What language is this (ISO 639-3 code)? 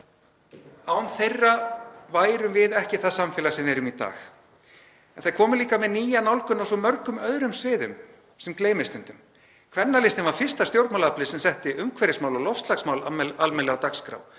isl